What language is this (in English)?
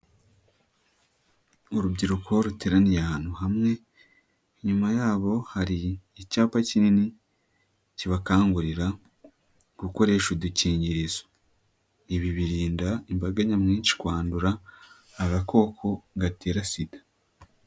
Kinyarwanda